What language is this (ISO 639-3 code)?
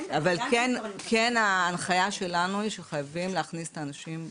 heb